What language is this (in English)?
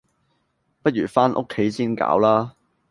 Cantonese